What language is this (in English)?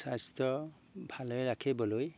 Assamese